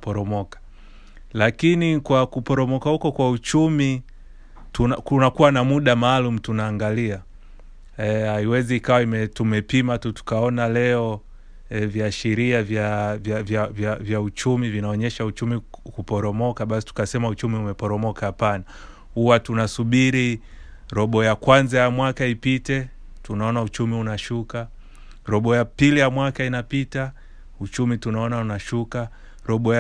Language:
Swahili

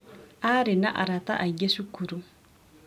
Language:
Kikuyu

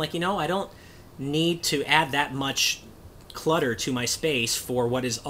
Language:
English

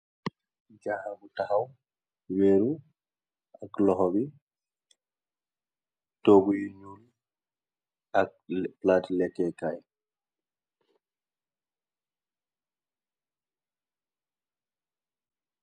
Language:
Wolof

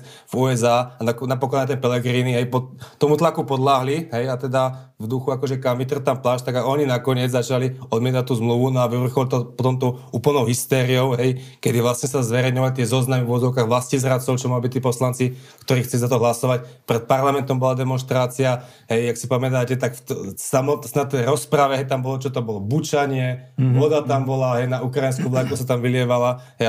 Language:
Slovak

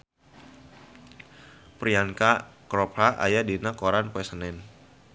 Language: Sundanese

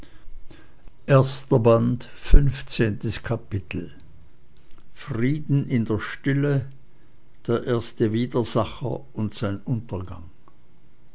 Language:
German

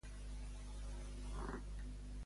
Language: Catalan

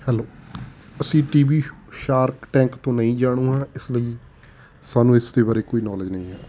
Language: Punjabi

